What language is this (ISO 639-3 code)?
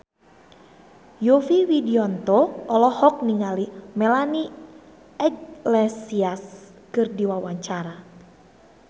sun